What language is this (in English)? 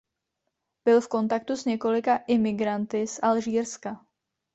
Czech